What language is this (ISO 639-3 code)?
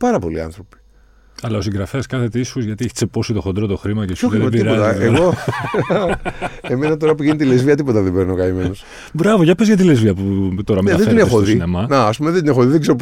ell